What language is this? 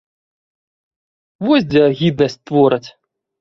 Belarusian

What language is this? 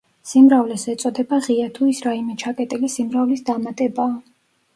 Georgian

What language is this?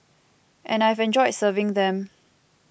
English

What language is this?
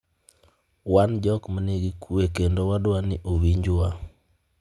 Luo (Kenya and Tanzania)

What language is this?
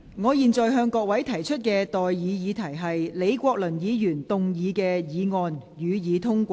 Cantonese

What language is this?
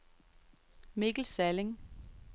Danish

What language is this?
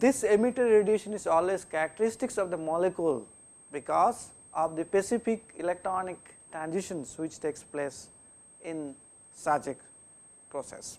English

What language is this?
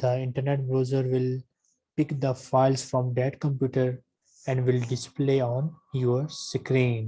English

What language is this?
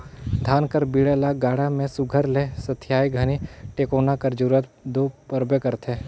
Chhattisgarhi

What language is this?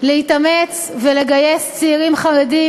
Hebrew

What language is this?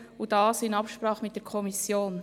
Swiss German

